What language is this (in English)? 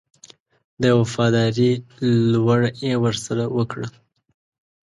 Pashto